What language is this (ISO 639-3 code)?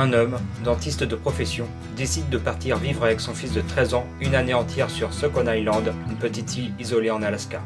fra